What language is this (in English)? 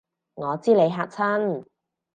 Cantonese